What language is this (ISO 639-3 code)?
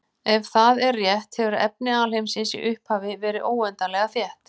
isl